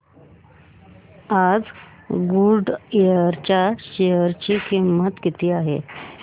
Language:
Marathi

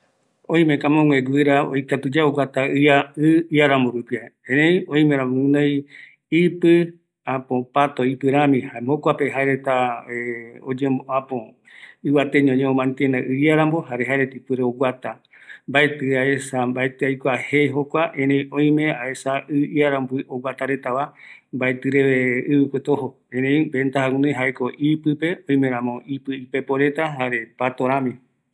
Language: Eastern Bolivian Guaraní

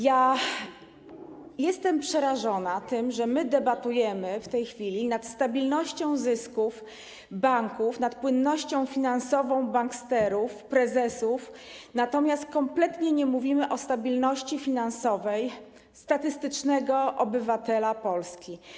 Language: Polish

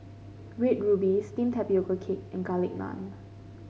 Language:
English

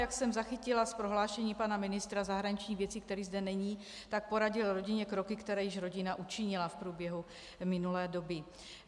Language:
Czech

